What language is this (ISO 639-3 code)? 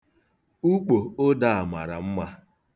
ibo